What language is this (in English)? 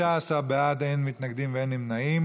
Hebrew